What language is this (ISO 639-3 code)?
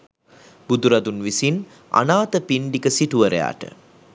sin